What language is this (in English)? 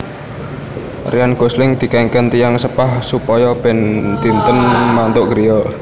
Javanese